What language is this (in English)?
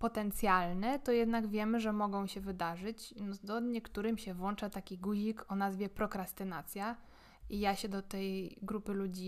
Polish